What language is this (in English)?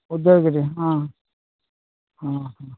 Odia